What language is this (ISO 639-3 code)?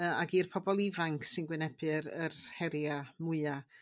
cym